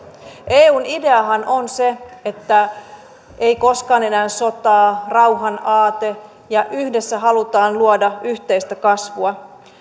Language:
Finnish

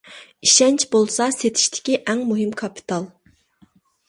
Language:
Uyghur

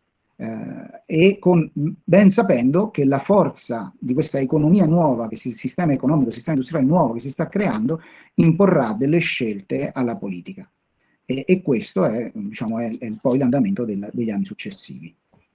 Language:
Italian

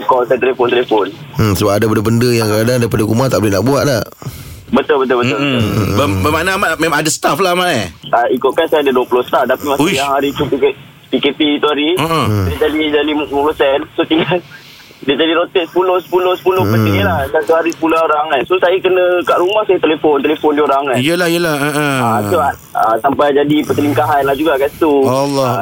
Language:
Malay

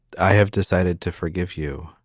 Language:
English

